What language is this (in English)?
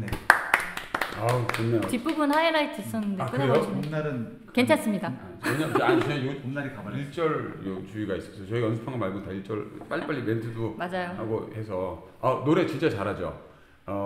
Korean